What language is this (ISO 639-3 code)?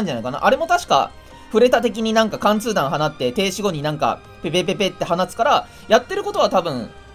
jpn